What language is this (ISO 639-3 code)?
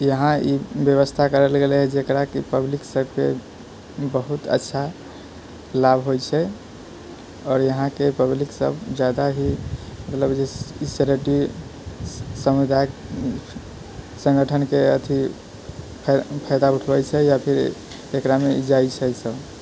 mai